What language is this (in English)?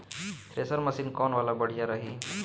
Bhojpuri